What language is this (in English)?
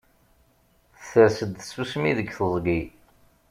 Kabyle